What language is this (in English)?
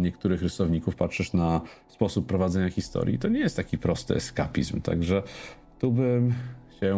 Polish